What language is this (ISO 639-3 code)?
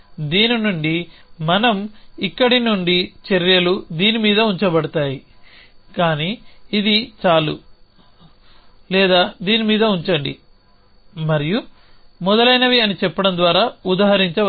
tel